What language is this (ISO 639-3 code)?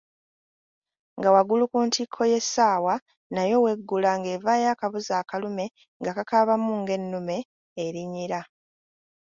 lug